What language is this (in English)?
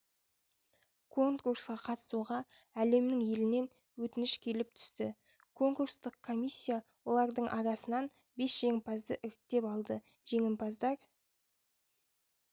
Kazakh